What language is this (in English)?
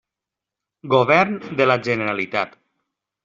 Catalan